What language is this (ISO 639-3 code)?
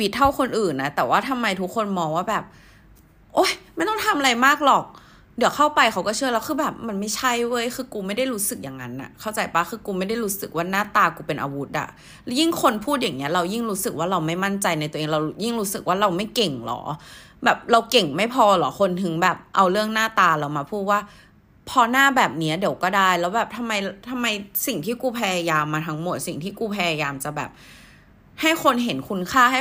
tha